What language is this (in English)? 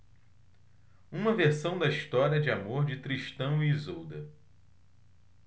Portuguese